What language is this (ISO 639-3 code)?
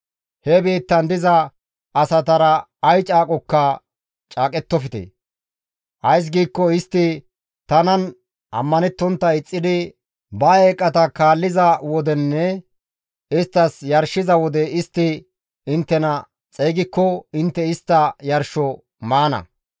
gmv